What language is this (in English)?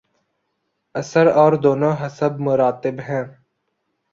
Urdu